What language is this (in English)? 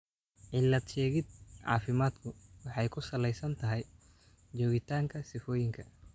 Somali